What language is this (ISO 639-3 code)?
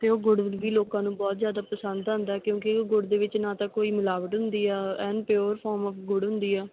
pan